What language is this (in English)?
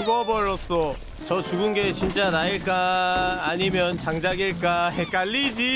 Korean